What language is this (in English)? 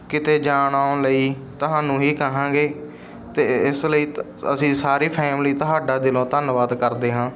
Punjabi